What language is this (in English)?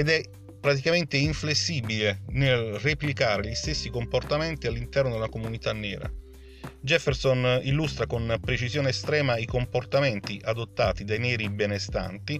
Italian